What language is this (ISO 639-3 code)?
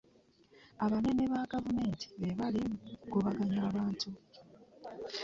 lug